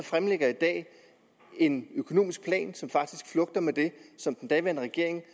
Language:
Danish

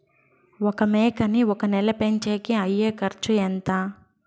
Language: Telugu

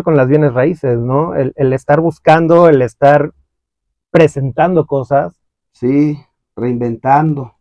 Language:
Spanish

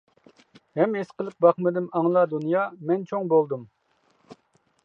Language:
Uyghur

